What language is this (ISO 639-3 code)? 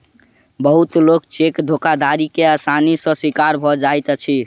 mai